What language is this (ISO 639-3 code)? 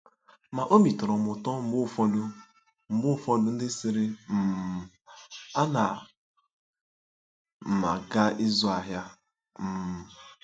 ibo